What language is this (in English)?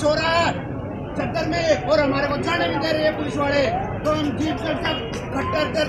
Arabic